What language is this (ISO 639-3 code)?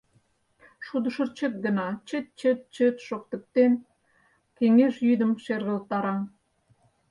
chm